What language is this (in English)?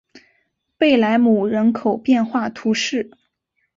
Chinese